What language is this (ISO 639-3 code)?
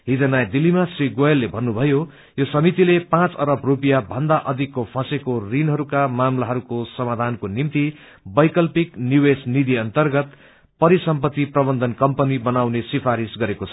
nep